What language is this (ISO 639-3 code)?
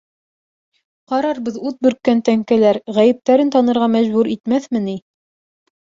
bak